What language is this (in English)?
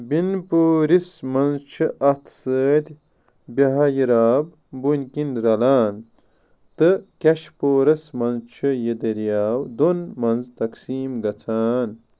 Kashmiri